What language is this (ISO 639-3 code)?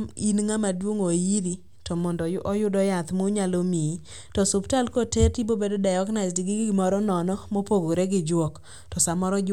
luo